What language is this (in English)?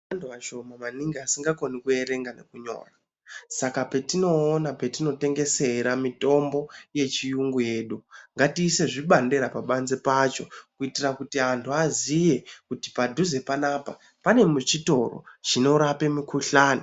Ndau